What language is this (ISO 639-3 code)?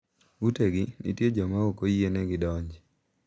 luo